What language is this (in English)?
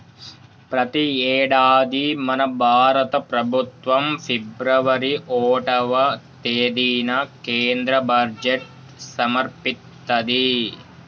Telugu